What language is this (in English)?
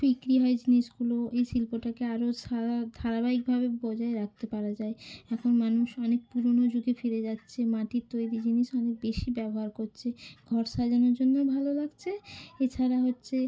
Bangla